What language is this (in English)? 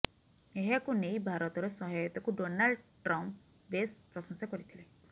Odia